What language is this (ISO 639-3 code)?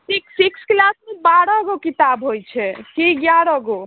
mai